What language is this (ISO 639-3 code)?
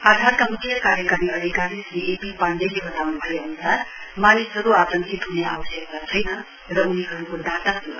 nep